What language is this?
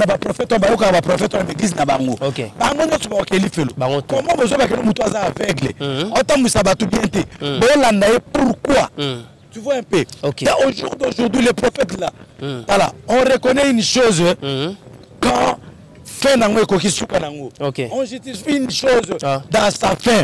French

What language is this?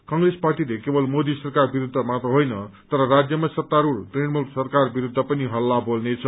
Nepali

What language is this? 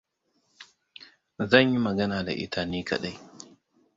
Hausa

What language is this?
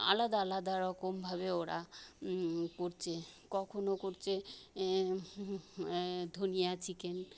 Bangla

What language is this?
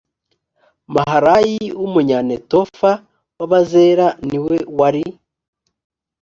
Kinyarwanda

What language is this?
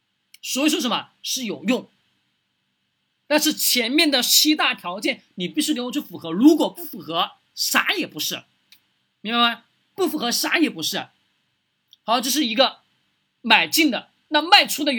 Chinese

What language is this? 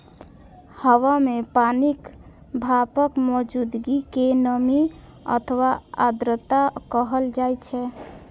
Maithili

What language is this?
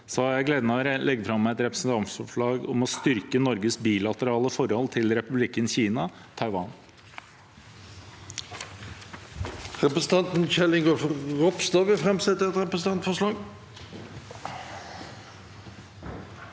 Norwegian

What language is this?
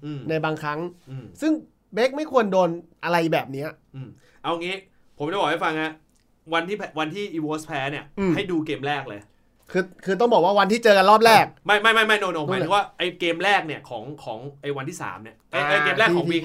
Thai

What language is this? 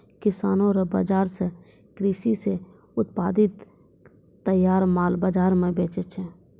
Maithili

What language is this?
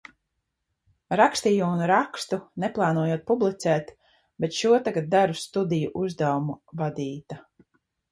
Latvian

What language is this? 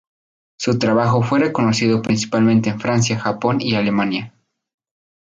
Spanish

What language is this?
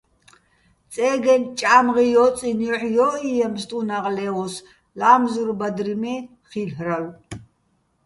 Bats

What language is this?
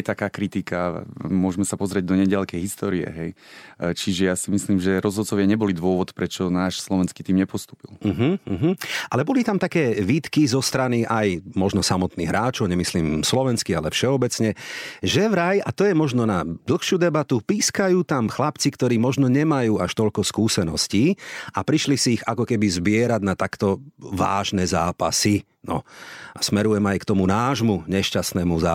Slovak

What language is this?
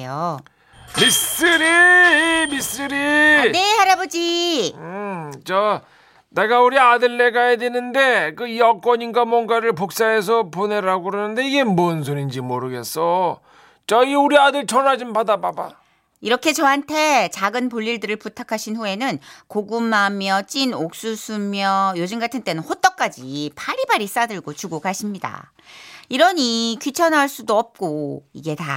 Korean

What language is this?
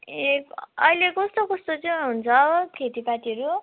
Nepali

